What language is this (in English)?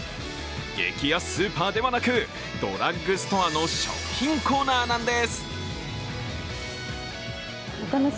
Japanese